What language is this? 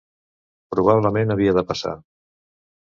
Catalan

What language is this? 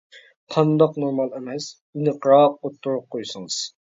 Uyghur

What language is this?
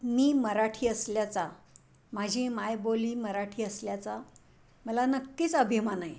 Marathi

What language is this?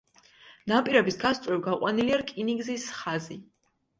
Georgian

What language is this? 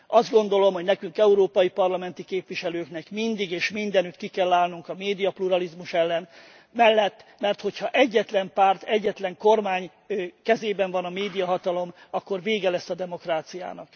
Hungarian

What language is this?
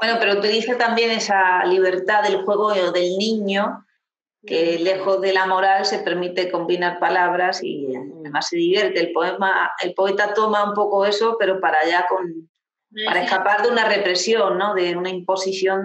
Spanish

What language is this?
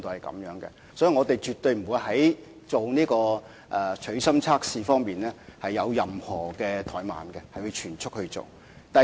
Cantonese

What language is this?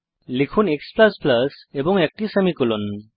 Bangla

